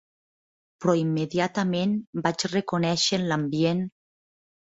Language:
Catalan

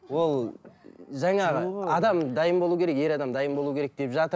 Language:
Kazakh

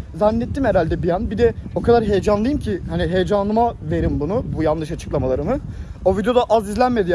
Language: Turkish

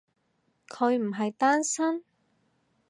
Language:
Cantonese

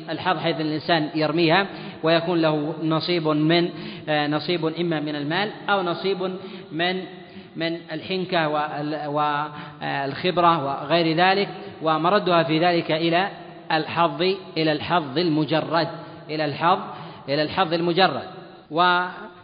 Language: Arabic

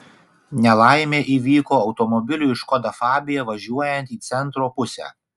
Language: Lithuanian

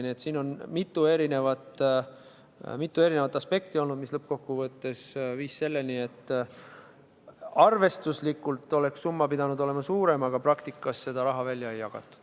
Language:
Estonian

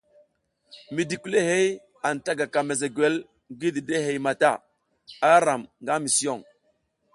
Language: South Giziga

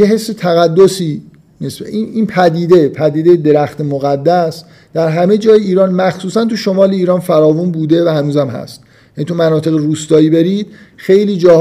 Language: Persian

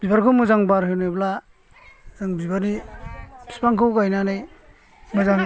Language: Bodo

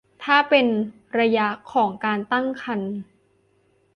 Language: Thai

